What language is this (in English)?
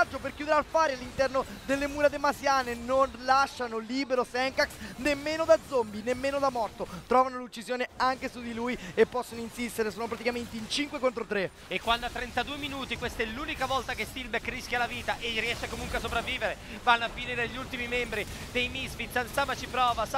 Italian